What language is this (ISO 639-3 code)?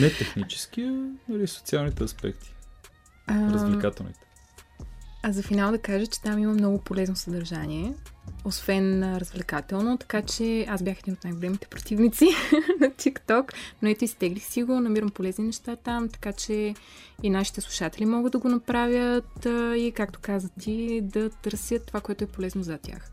bul